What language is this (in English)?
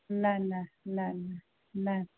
Sindhi